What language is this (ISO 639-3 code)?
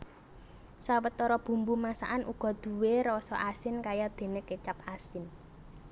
jav